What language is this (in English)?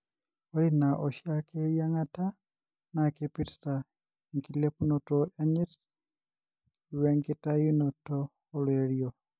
Masai